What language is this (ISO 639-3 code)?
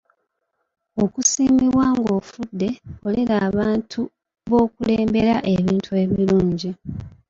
lug